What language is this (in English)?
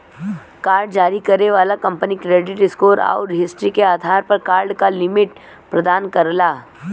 Bhojpuri